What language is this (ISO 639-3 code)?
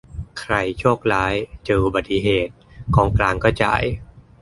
tha